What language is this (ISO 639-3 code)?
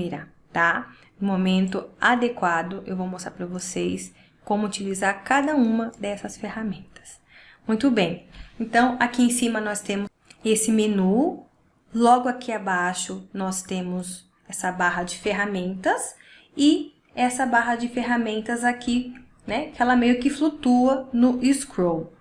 por